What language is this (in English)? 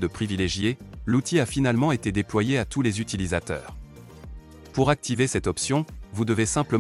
French